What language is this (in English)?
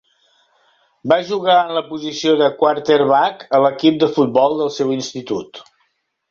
Catalan